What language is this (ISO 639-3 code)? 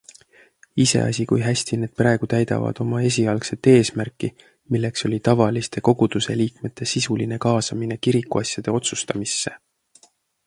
est